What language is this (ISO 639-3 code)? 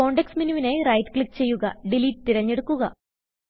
mal